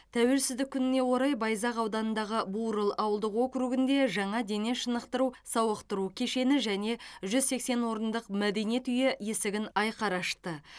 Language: Kazakh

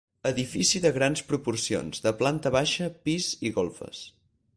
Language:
Catalan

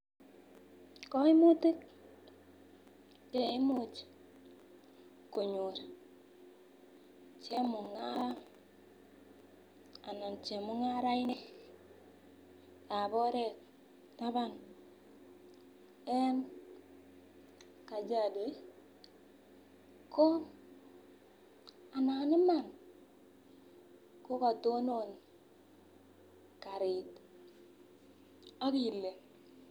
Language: Kalenjin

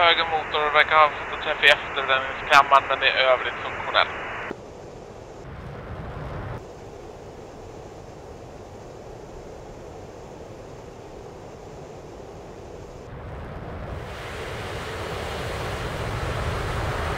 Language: Swedish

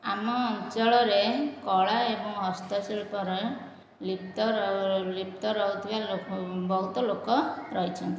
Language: Odia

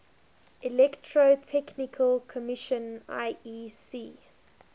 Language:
English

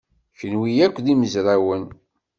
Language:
Kabyle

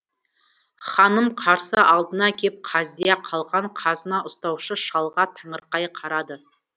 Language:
Kazakh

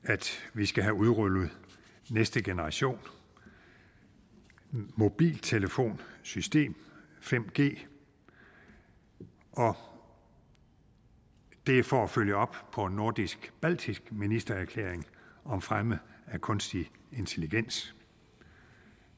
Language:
Danish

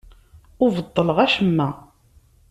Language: Kabyle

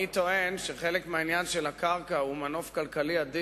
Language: Hebrew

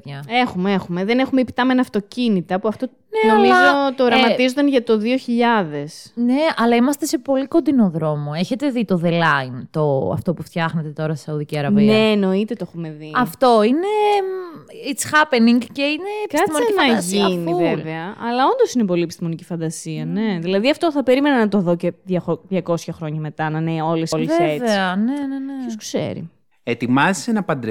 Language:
Greek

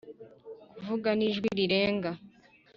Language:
Kinyarwanda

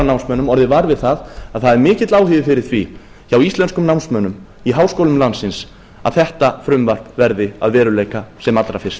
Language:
Icelandic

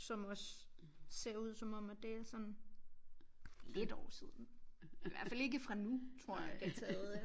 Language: Danish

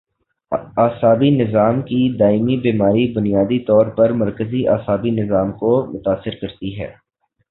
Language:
Urdu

